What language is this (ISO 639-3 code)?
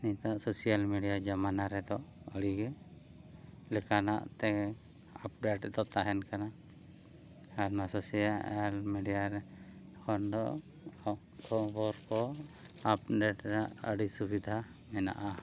sat